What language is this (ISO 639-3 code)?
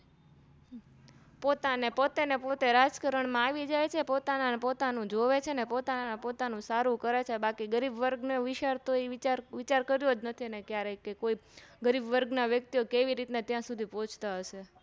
guj